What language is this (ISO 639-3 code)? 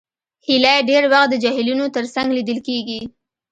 pus